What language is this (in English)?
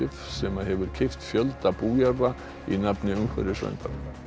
Icelandic